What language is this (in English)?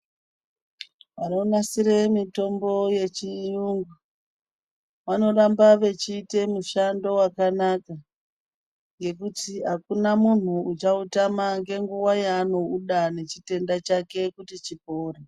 Ndau